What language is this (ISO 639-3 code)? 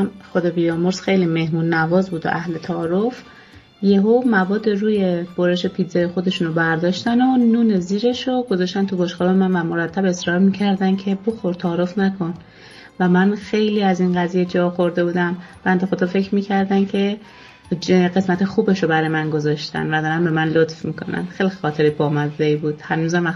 fas